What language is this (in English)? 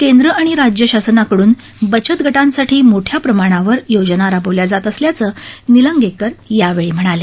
Marathi